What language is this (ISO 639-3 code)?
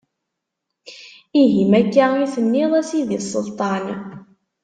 kab